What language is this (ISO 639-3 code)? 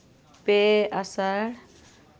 sat